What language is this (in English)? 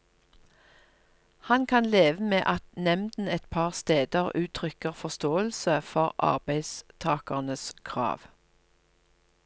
Norwegian